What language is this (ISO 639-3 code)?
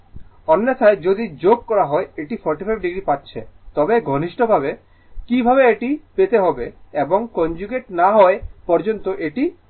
ben